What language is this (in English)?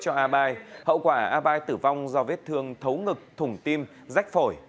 Vietnamese